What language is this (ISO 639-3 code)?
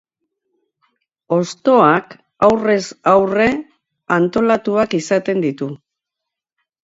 eus